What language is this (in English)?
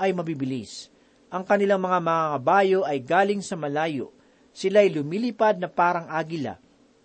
Filipino